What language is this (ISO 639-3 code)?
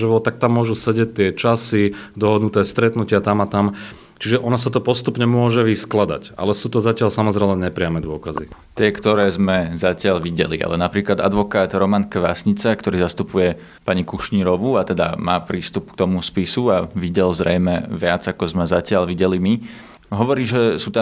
slk